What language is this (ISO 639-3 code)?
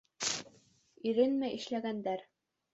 bak